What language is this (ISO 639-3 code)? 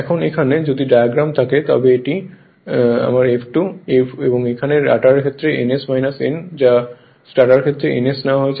ben